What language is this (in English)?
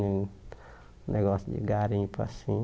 Portuguese